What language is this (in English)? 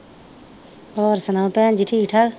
Punjabi